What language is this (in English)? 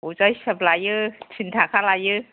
Bodo